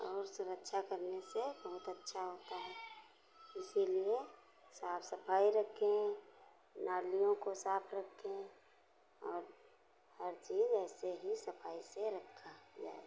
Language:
Hindi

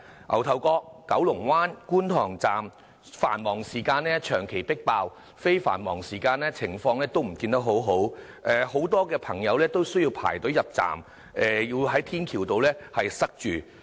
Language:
Cantonese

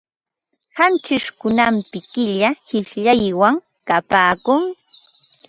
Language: Ambo-Pasco Quechua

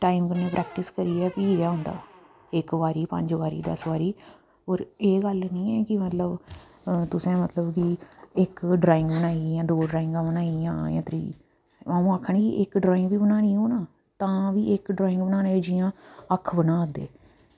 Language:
Dogri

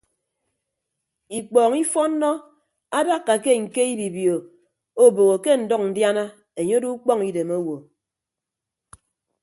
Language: Ibibio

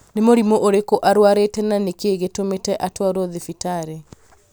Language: Kikuyu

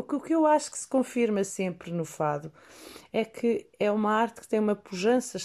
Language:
Portuguese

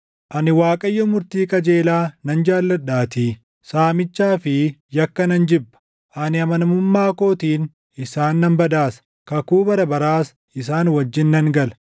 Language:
Oromo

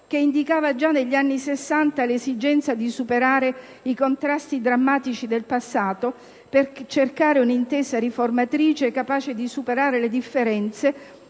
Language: Italian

